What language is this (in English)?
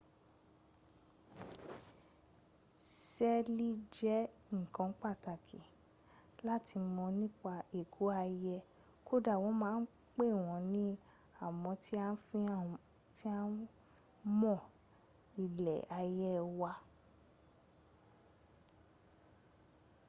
Yoruba